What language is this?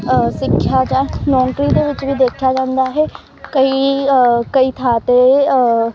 Punjabi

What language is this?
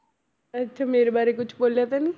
Punjabi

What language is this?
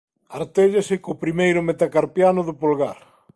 Galician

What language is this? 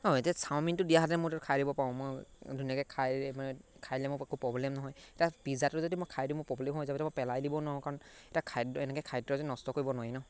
Assamese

